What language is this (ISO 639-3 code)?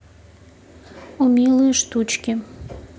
rus